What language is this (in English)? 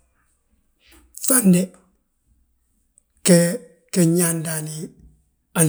Balanta-Ganja